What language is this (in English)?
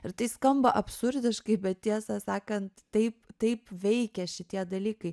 Lithuanian